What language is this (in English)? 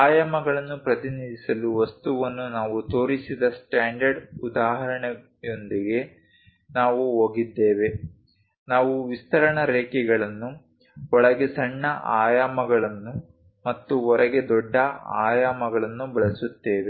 Kannada